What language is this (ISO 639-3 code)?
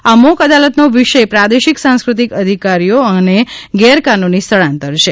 guj